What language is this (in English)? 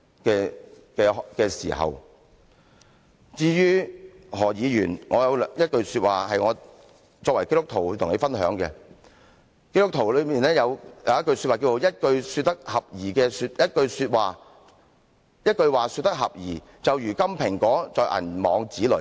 Cantonese